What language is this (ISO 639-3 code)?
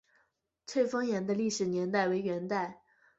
zho